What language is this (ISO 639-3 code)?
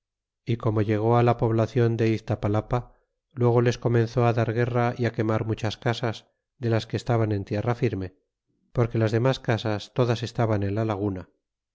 spa